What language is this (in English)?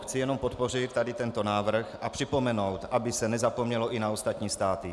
Czech